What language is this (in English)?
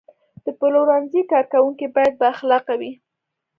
Pashto